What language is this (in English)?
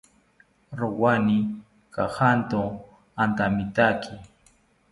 South Ucayali Ashéninka